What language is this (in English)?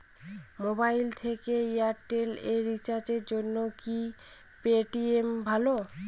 Bangla